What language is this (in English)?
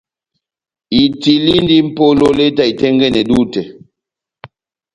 Batanga